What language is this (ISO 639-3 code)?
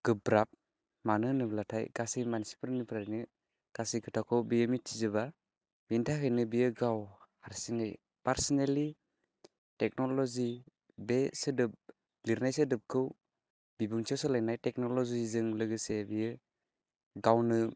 brx